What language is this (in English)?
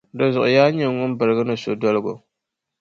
Dagbani